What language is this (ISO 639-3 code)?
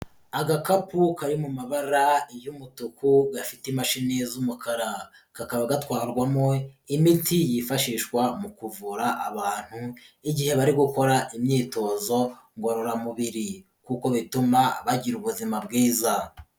kin